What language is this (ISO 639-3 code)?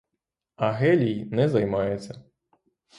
ukr